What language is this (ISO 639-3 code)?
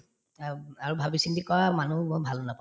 asm